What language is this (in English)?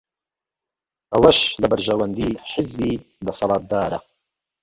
Central Kurdish